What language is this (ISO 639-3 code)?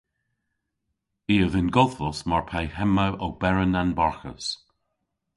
cor